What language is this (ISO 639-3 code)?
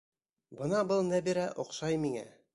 bak